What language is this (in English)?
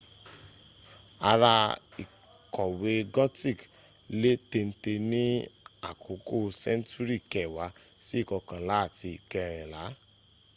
Yoruba